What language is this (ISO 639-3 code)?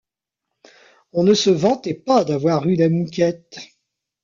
fra